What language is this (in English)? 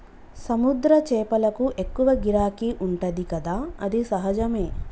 Telugu